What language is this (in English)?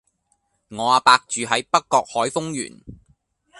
Cantonese